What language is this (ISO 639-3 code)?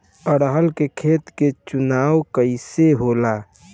bho